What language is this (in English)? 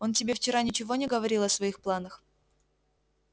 Russian